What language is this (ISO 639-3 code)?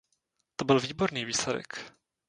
ces